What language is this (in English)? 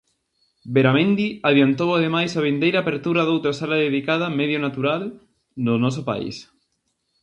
Galician